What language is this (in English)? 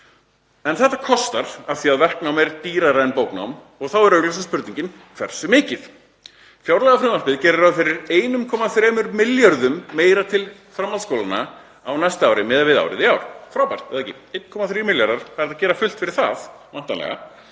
Icelandic